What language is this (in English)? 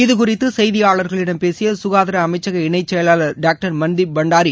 Tamil